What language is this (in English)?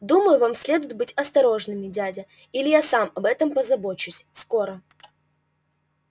Russian